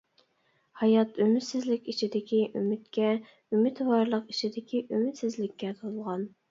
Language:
Uyghur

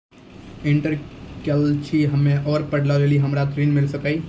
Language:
Maithili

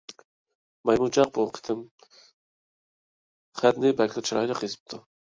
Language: Uyghur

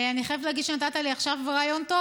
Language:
Hebrew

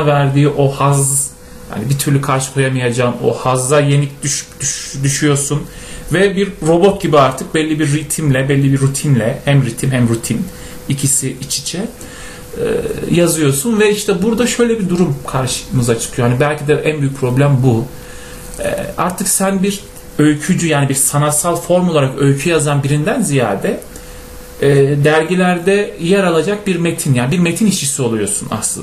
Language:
Turkish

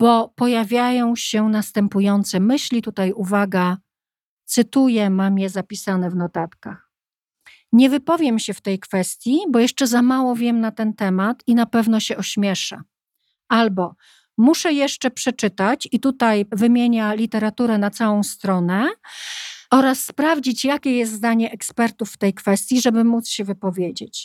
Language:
Polish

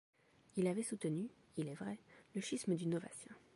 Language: French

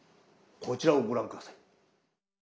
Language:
Japanese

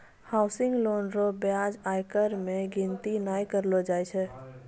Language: Maithili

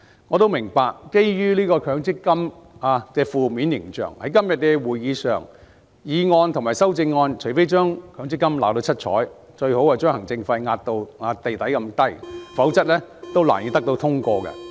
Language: Cantonese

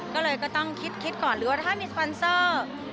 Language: Thai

